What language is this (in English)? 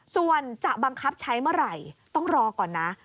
Thai